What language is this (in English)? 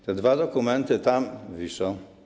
Polish